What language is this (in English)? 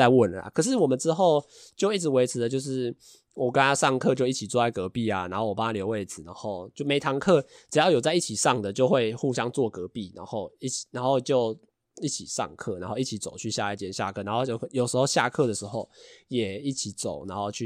Chinese